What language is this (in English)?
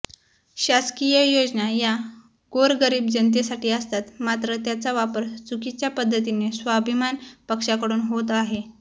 Marathi